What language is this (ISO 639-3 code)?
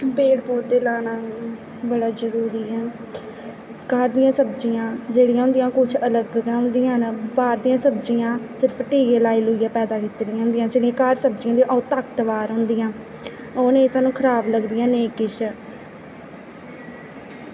doi